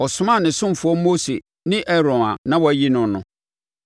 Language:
Akan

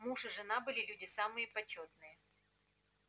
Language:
Russian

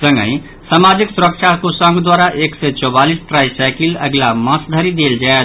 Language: Maithili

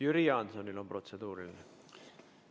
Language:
Estonian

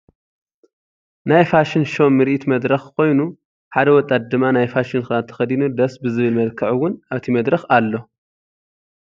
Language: Tigrinya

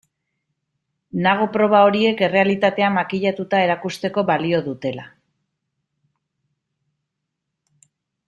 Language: Basque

